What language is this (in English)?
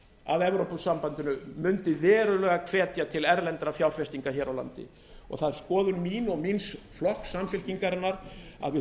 Icelandic